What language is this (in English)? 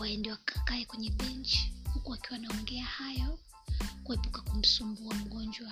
Swahili